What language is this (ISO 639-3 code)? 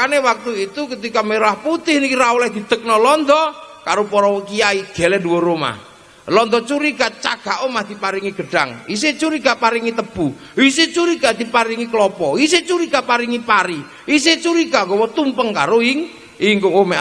ind